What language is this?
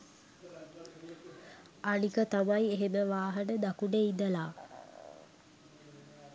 Sinhala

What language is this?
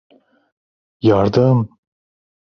Turkish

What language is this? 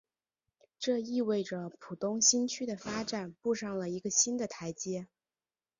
Chinese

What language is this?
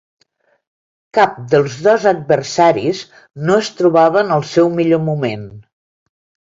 Catalan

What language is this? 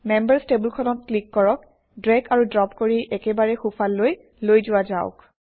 Assamese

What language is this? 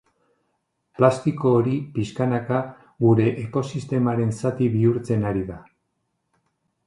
Basque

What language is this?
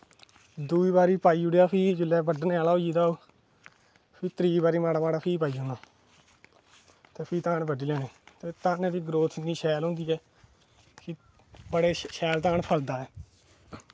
Dogri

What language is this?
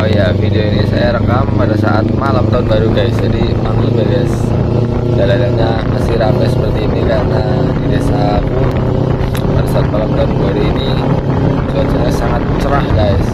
Indonesian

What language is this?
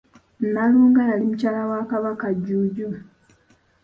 Ganda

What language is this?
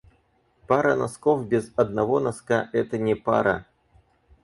Russian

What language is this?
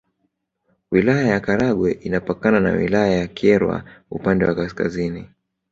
Swahili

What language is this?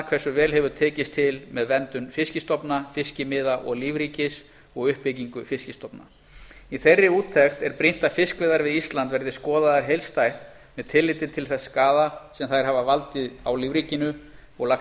Icelandic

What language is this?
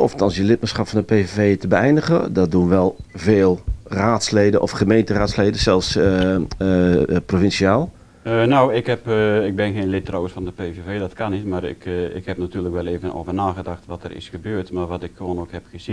Dutch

